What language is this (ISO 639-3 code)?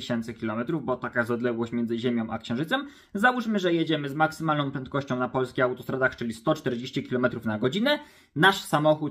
pol